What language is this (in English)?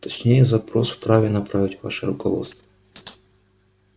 Russian